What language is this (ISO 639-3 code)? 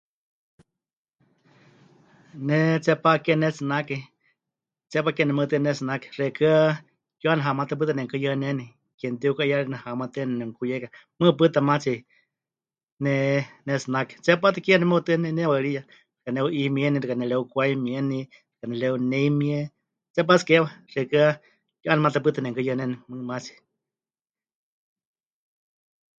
hch